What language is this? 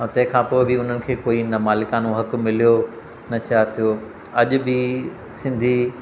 Sindhi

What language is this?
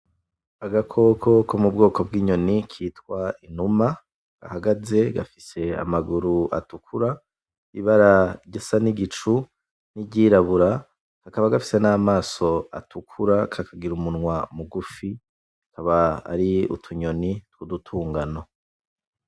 Rundi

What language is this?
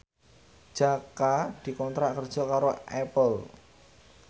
Javanese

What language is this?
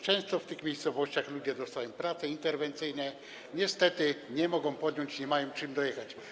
Polish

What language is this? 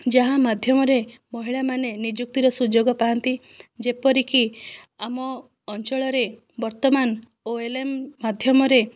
Odia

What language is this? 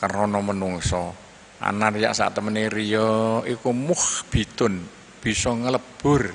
Indonesian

